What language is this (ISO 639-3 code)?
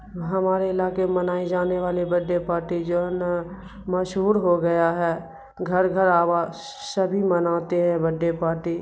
urd